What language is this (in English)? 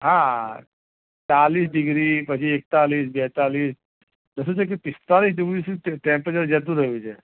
Gujarati